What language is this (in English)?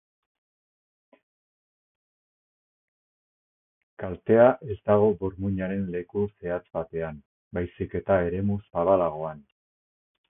Basque